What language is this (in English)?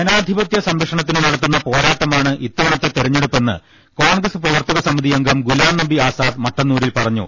Malayalam